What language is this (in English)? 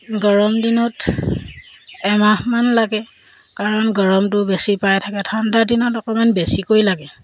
Assamese